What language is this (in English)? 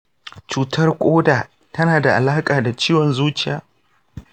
Hausa